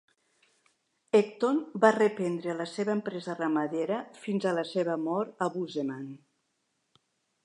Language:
Catalan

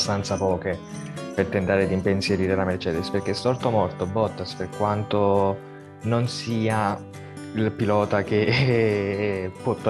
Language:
Italian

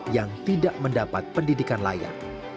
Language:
Indonesian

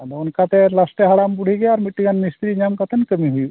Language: Santali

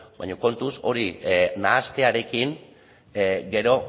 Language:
Basque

